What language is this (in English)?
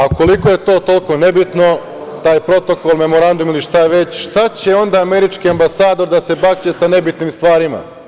Serbian